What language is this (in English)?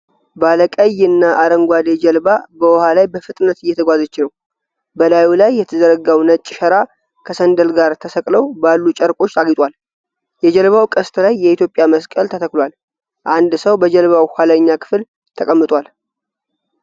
Amharic